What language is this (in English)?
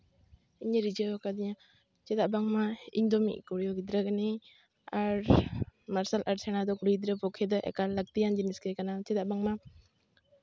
Santali